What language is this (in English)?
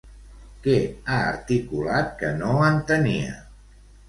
Catalan